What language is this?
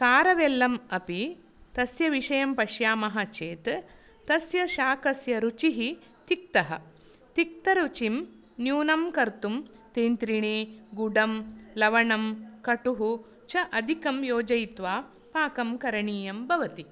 Sanskrit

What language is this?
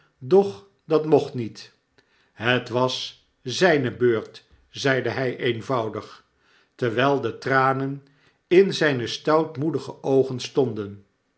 Dutch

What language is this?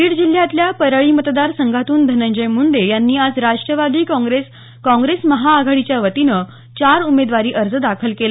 Marathi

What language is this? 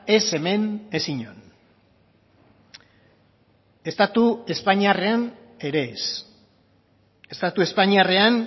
Basque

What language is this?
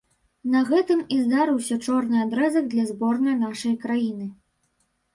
Belarusian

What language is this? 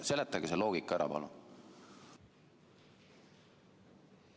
Estonian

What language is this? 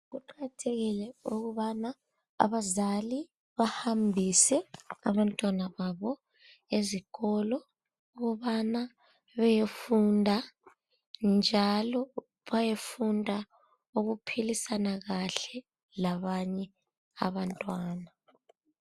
North Ndebele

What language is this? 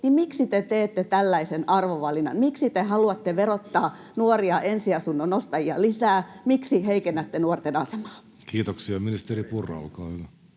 Finnish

